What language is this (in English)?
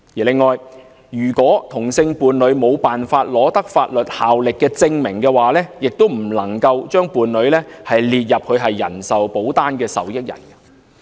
Cantonese